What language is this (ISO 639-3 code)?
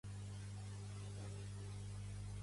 cat